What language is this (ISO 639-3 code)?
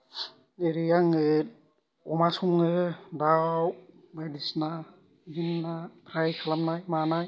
brx